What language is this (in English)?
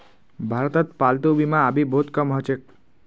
Magahi